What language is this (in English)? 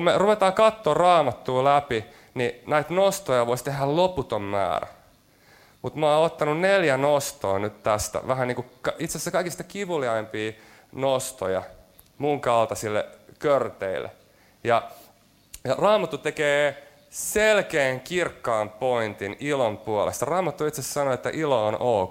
Finnish